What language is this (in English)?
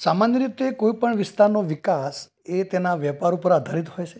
Gujarati